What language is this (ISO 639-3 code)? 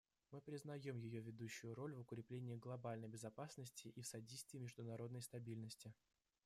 rus